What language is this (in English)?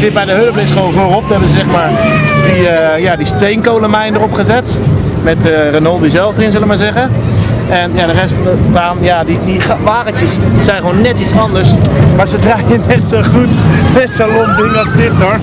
Dutch